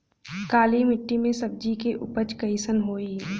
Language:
Bhojpuri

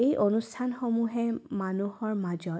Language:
Assamese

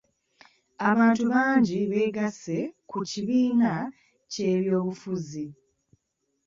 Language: Ganda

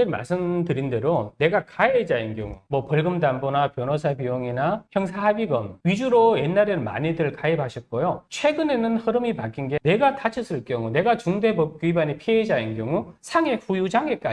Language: Korean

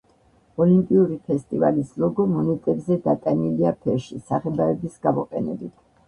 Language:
Georgian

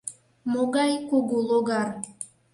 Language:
Mari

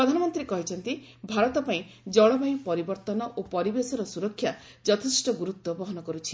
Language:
Odia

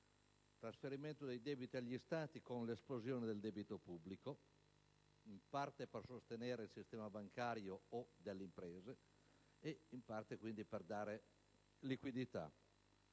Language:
Italian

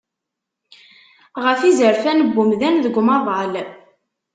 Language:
Kabyle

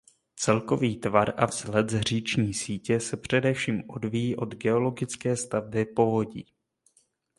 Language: Czech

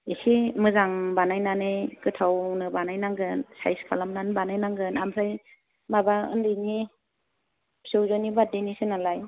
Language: Bodo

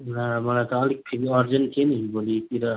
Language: Nepali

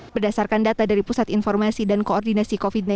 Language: Indonesian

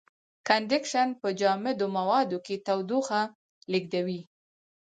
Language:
Pashto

